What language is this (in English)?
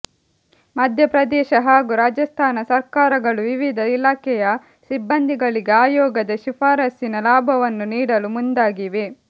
Kannada